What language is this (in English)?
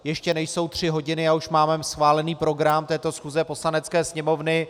Czech